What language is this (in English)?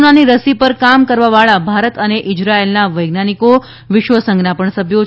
Gujarati